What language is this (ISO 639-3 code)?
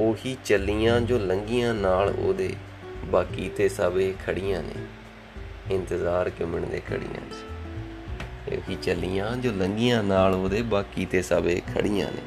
pan